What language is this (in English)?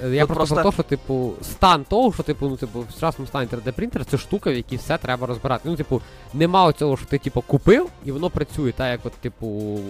Ukrainian